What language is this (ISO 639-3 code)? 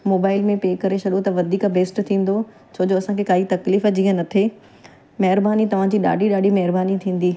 snd